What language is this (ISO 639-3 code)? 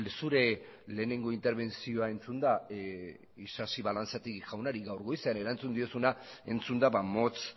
eus